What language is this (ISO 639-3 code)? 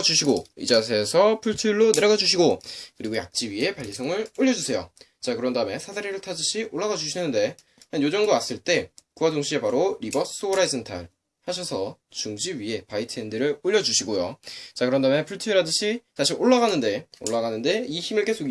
kor